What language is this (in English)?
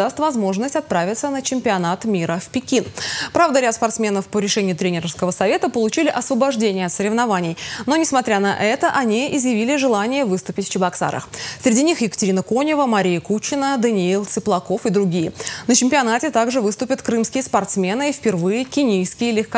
Russian